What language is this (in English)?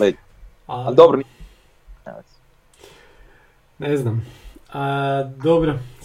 Croatian